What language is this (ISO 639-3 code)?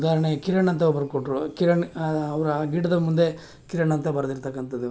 kan